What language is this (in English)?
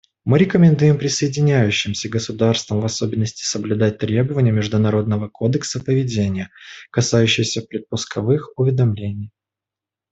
Russian